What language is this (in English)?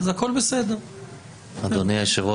Hebrew